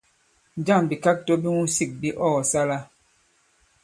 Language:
Bankon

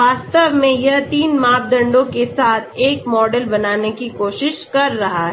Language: Hindi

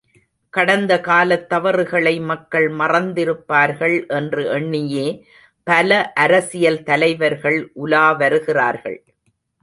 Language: Tamil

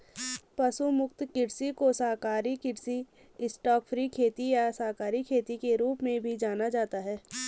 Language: Hindi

